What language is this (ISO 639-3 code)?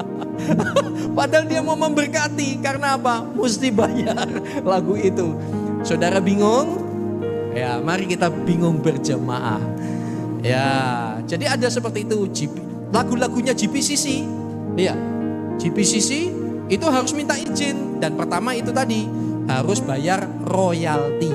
ind